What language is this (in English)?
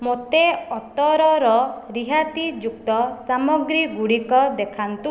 Odia